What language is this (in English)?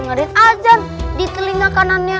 Indonesian